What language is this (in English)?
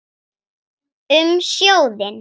Icelandic